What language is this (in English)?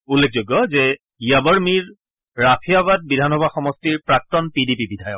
Assamese